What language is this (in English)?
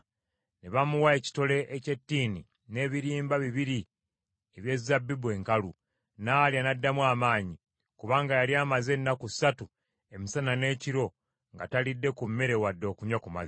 Ganda